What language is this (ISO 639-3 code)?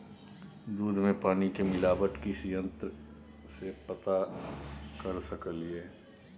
mai